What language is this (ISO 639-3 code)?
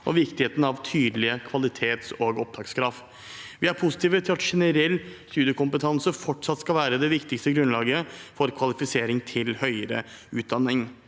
nor